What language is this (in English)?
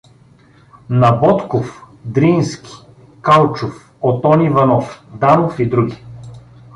Bulgarian